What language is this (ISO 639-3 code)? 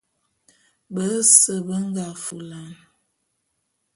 bum